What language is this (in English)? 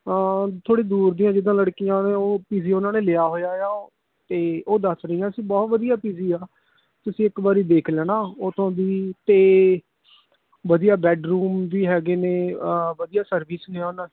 Punjabi